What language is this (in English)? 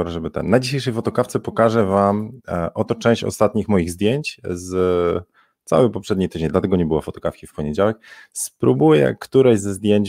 Polish